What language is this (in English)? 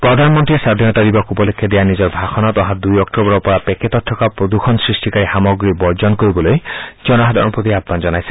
Assamese